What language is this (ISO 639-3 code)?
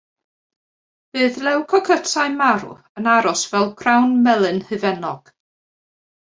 cym